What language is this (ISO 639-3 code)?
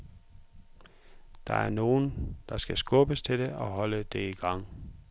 dan